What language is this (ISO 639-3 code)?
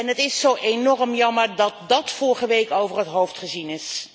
nld